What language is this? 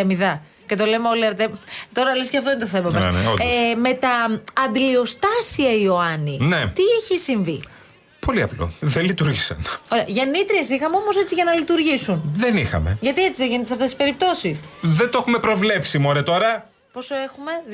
Greek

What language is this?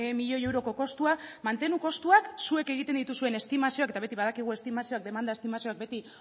Basque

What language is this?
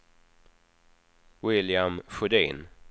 Swedish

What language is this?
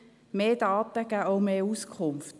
Swiss German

